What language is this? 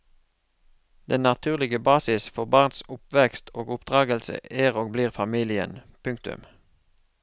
Norwegian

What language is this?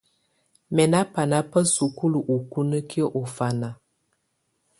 Tunen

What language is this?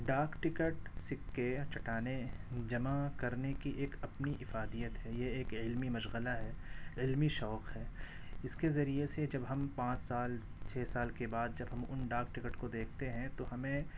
Urdu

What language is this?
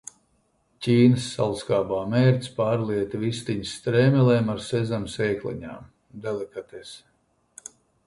Latvian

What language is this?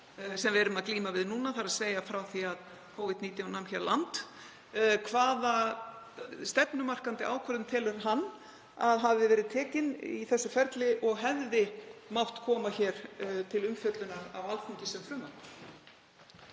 Icelandic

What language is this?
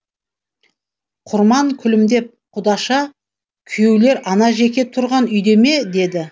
Kazakh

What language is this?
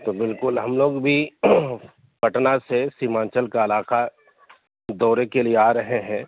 Urdu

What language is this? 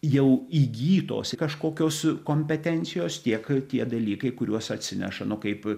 Lithuanian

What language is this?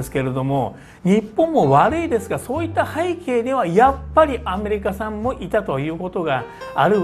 Japanese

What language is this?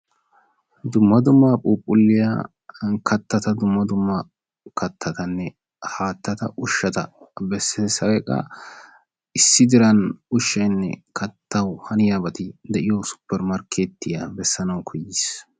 Wolaytta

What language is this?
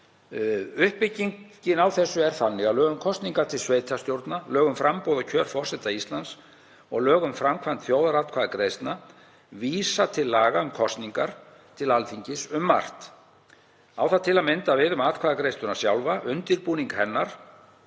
Icelandic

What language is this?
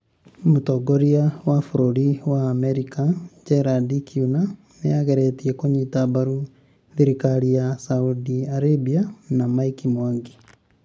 Kikuyu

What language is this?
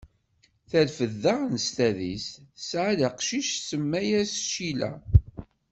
Kabyle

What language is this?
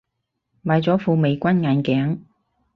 Cantonese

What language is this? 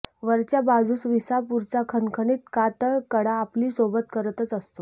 Marathi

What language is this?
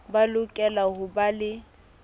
Southern Sotho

